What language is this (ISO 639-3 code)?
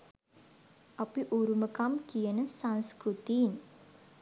sin